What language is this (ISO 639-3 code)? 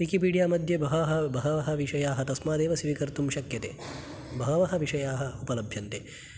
san